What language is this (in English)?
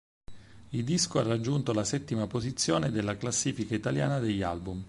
Italian